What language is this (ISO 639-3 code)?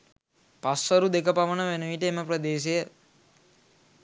sin